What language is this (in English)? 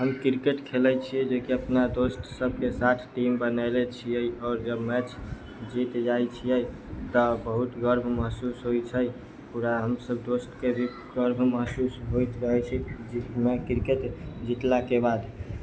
Maithili